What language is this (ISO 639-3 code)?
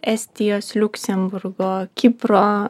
lit